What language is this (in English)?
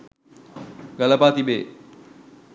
Sinhala